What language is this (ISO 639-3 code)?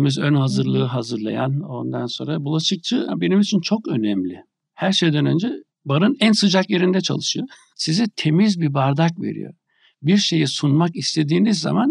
tur